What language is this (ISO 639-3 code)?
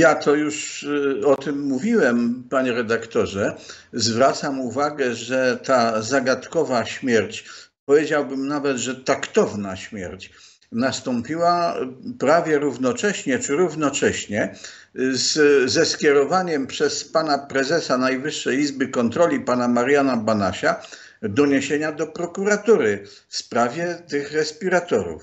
pol